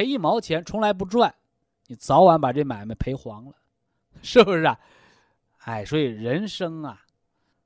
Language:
Chinese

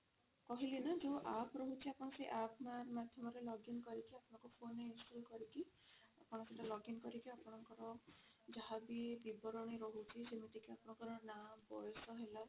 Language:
Odia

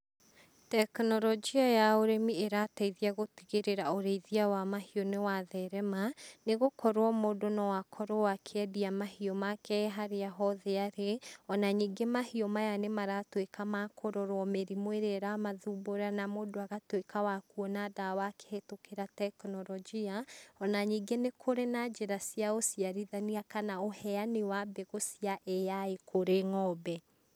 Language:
Kikuyu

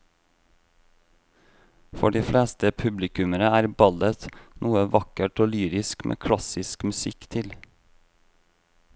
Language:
Norwegian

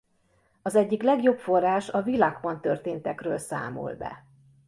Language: Hungarian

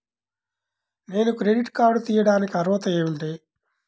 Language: Telugu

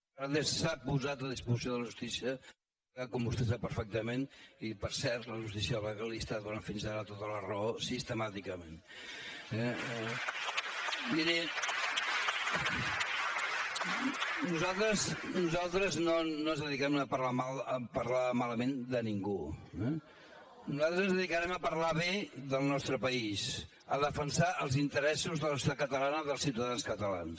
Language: Catalan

